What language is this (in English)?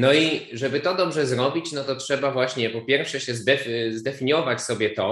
Polish